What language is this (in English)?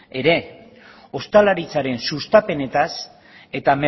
Basque